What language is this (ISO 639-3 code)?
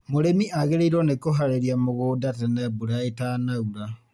kik